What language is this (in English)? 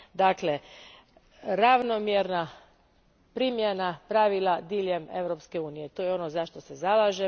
Croatian